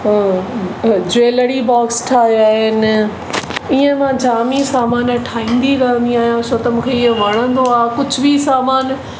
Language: Sindhi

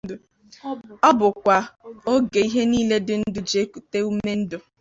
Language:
Igbo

